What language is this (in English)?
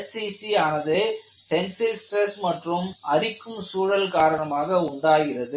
Tamil